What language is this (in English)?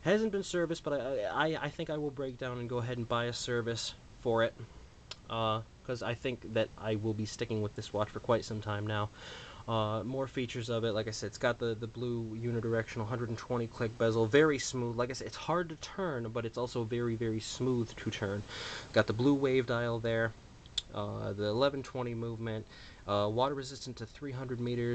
English